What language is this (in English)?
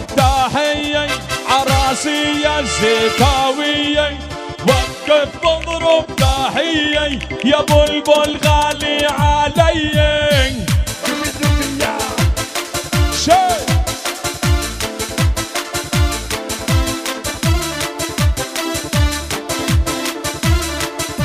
Arabic